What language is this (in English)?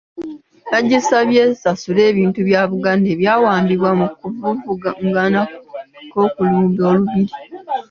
Ganda